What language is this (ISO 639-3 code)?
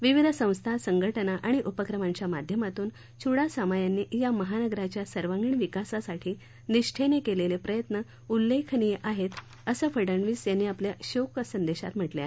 mar